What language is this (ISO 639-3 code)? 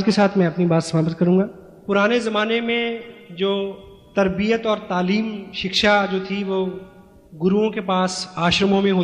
hin